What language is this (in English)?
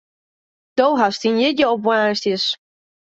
Western Frisian